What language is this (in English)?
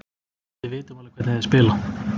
Icelandic